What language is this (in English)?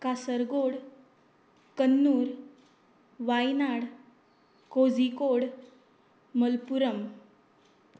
Konkani